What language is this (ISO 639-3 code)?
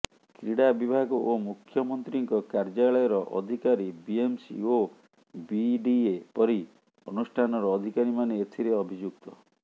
ori